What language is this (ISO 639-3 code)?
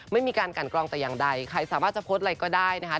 tha